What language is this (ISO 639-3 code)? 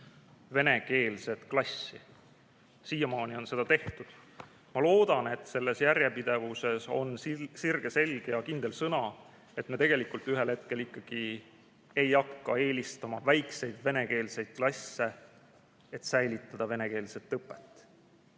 est